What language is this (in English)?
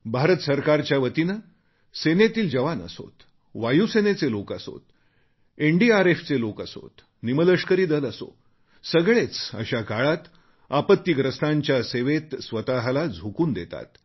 Marathi